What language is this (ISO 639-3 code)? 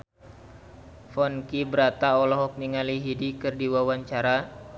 sun